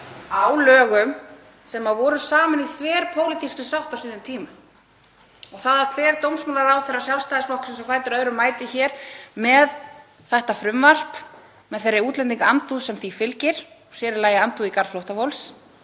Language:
Icelandic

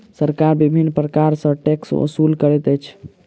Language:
Maithili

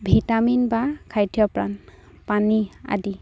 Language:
Assamese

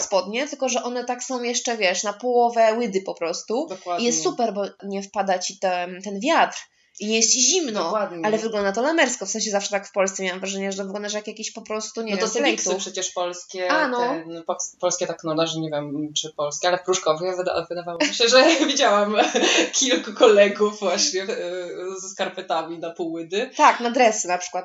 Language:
Polish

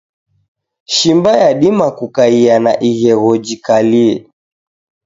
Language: Taita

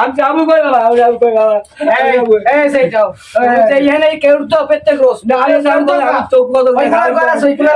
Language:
Bangla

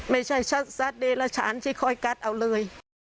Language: Thai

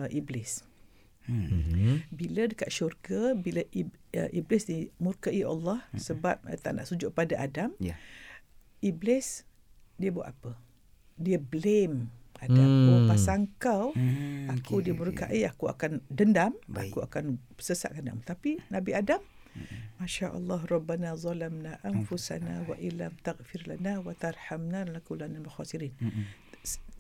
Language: Malay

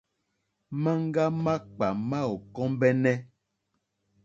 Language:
Mokpwe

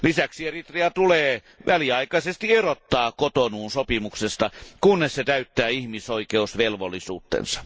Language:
Finnish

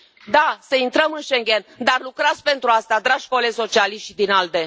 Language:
Romanian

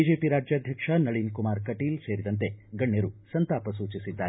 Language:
Kannada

